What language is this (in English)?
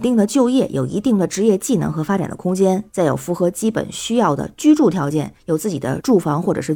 Chinese